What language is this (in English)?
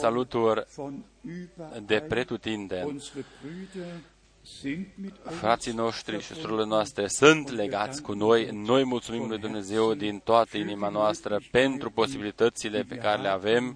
Romanian